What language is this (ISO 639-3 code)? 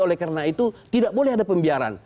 ind